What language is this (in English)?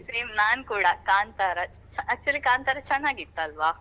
Kannada